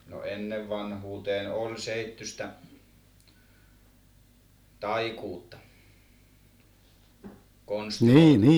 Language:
Finnish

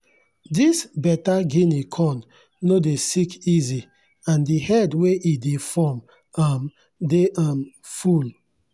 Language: Nigerian Pidgin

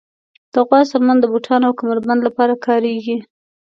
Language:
Pashto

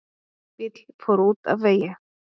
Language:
Icelandic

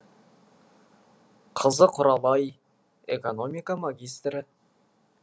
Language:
Kazakh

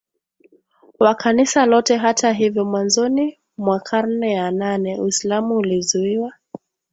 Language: Swahili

